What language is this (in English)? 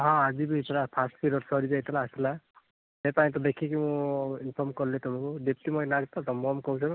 Odia